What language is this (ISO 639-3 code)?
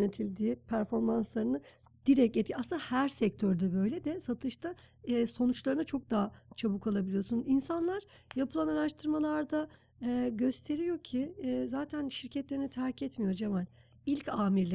tur